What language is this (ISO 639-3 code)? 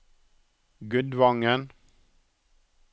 nor